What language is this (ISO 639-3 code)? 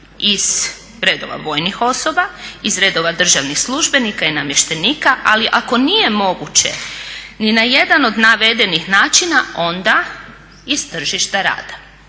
hrv